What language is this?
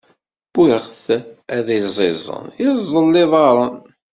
Kabyle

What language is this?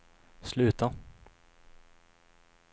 Swedish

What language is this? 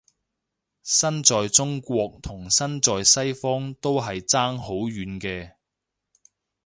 Cantonese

